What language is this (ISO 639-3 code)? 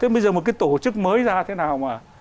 vie